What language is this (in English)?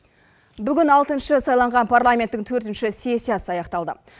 Kazakh